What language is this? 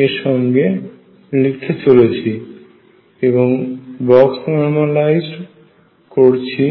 Bangla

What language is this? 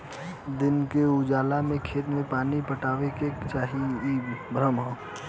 Bhojpuri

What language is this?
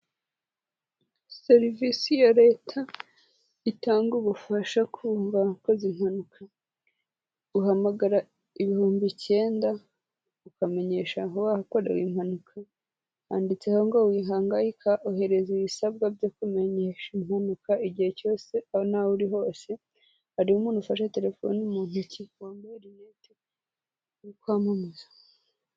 Kinyarwanda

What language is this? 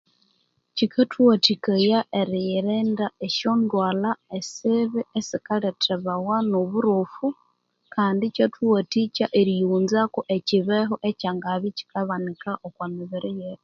Konzo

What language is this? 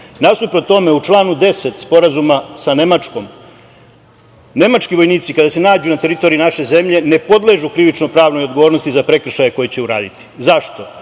Serbian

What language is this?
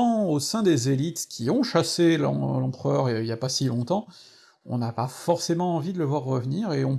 French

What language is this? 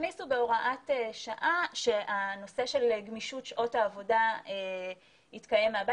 Hebrew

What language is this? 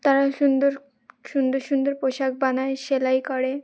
Bangla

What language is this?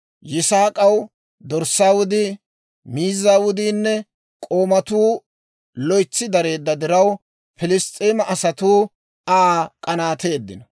Dawro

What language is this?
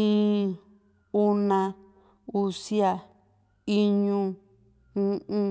Juxtlahuaca Mixtec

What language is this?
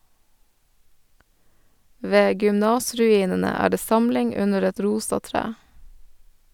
Norwegian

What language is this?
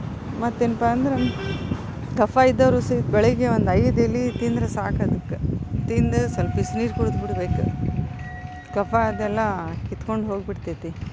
Kannada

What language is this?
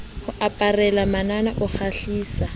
Southern Sotho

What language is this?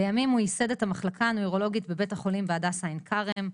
Hebrew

